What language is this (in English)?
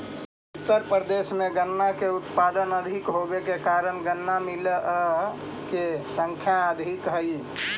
Magahi